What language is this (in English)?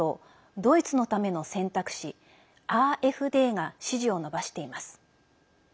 Japanese